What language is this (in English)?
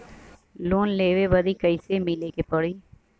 Bhojpuri